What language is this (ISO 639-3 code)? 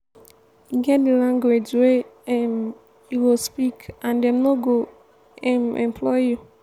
pcm